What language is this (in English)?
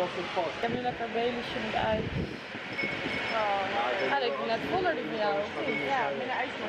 Dutch